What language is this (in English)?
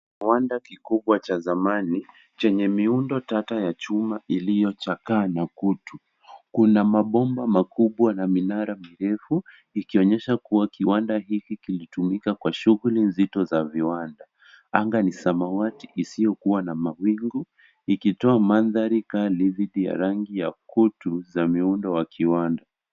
Swahili